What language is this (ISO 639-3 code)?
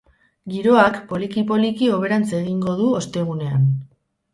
eus